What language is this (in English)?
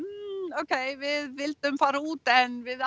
Icelandic